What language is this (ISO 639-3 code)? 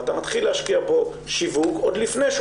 heb